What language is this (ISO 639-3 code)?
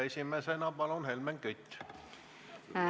est